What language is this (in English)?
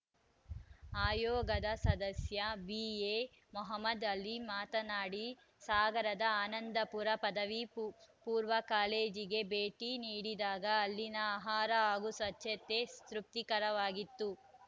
Kannada